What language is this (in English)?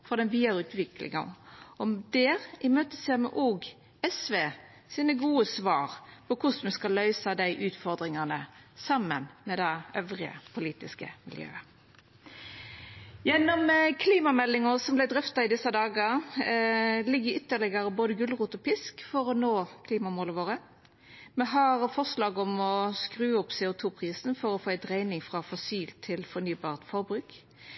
Norwegian Nynorsk